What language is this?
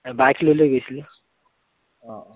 Assamese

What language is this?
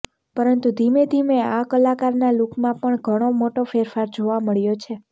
Gujarati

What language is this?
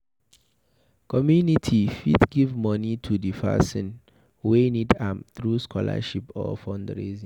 Nigerian Pidgin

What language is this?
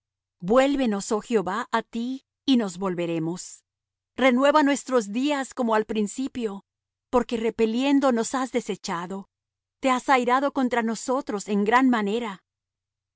Spanish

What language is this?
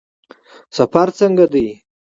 Pashto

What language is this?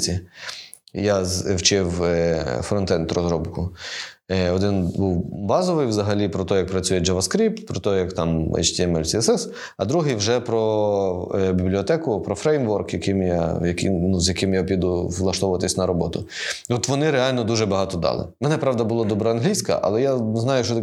Ukrainian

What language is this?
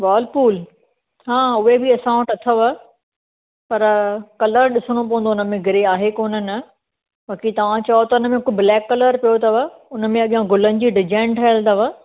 Sindhi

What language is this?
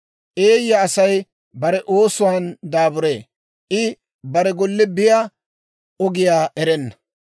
Dawro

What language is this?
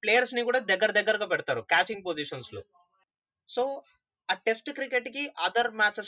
Telugu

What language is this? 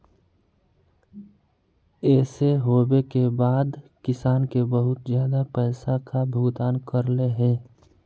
Magahi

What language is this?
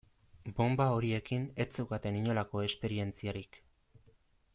Basque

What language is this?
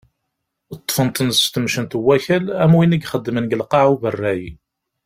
Kabyle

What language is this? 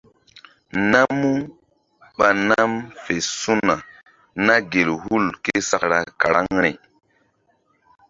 Mbum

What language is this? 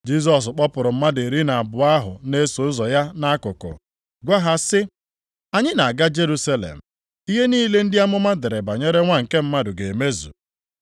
Igbo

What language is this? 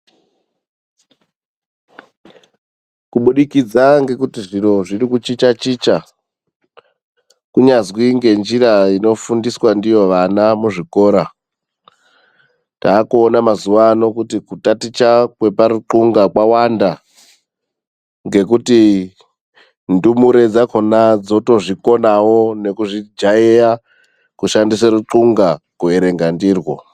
Ndau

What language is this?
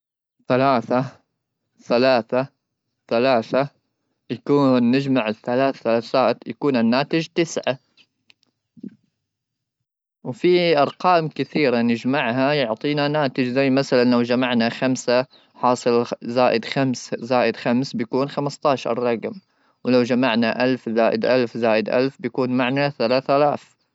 Gulf Arabic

